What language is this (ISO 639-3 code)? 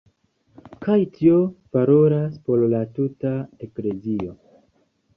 epo